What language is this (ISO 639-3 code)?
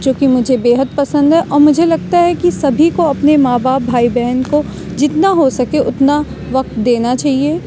urd